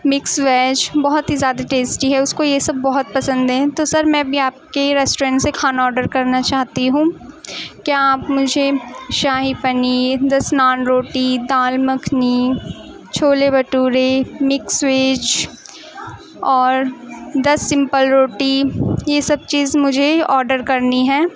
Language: Urdu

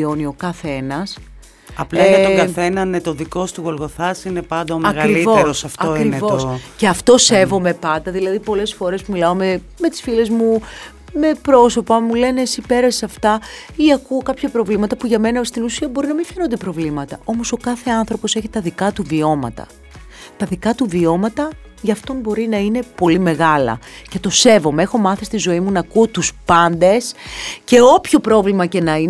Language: Greek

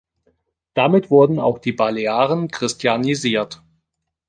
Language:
German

